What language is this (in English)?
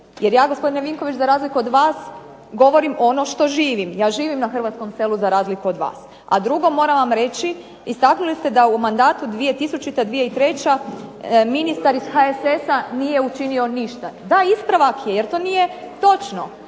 Croatian